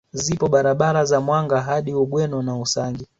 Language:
Swahili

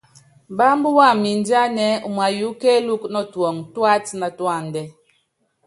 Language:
Yangben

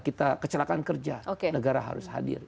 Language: Indonesian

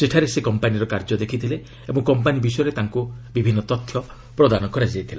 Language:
Odia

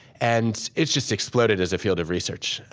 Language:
English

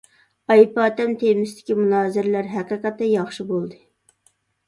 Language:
Uyghur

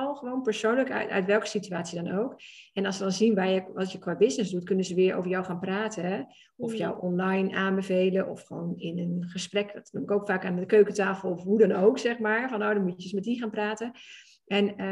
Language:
Dutch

